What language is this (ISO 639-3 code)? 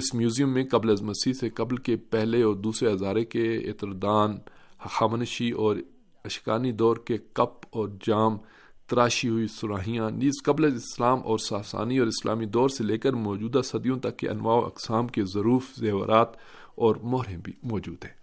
urd